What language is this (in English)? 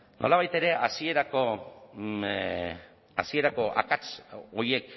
Basque